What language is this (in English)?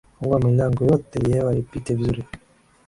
Swahili